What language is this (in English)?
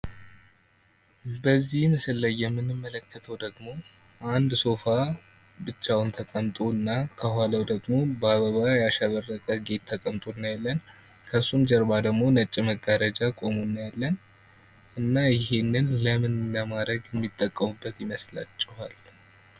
Amharic